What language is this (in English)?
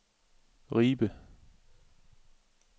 Danish